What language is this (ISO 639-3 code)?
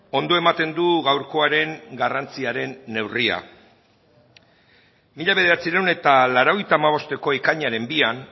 eus